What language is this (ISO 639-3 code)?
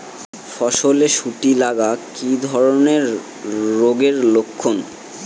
ben